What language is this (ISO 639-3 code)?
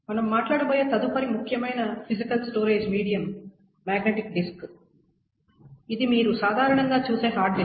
tel